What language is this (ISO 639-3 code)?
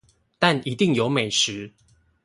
zho